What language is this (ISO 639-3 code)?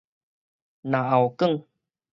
nan